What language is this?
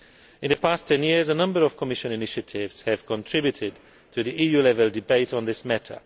English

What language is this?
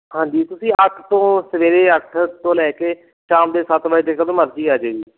Punjabi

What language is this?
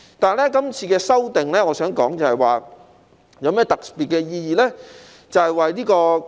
Cantonese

